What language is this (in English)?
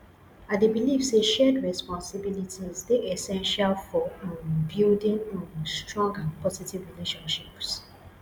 Nigerian Pidgin